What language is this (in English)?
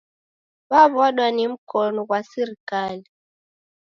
Taita